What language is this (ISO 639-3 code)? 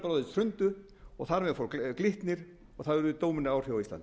isl